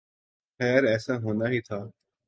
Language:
Urdu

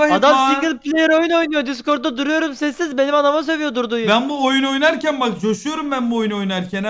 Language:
Turkish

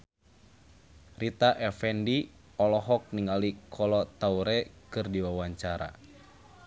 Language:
Sundanese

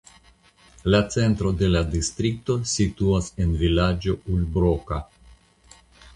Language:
Esperanto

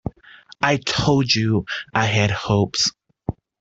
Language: English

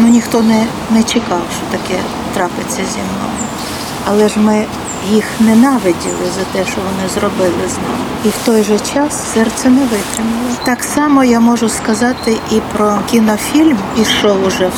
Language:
Ukrainian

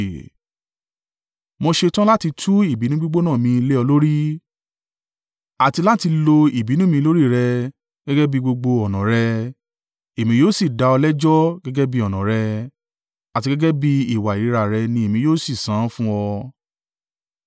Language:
Yoruba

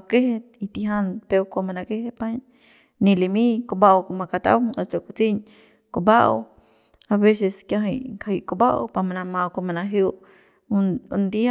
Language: Central Pame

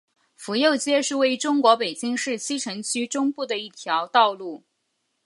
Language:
Chinese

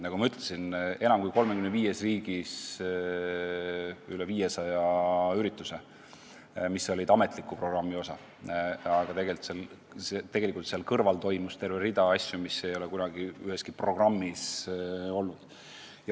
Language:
Estonian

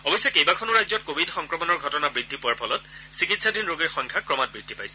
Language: Assamese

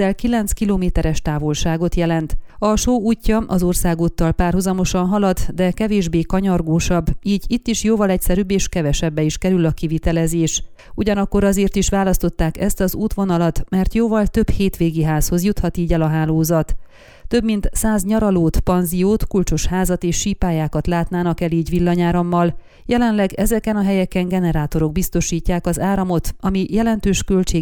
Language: Hungarian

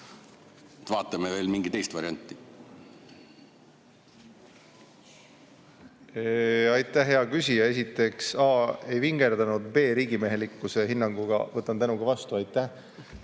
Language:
Estonian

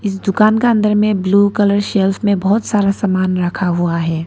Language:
Hindi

